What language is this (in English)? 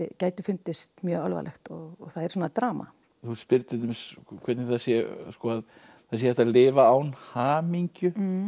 Icelandic